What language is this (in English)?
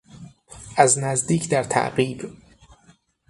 Persian